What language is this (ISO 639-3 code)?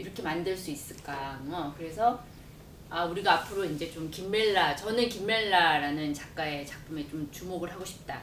kor